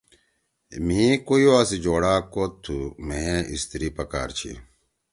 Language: Torwali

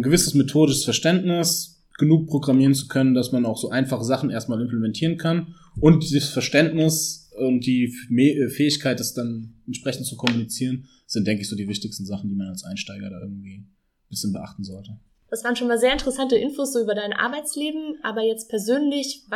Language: German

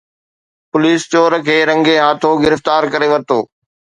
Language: Sindhi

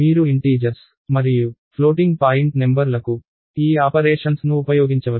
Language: Telugu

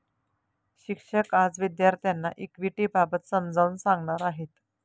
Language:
Marathi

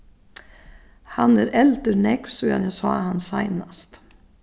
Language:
Faroese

